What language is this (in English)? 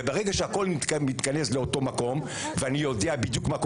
Hebrew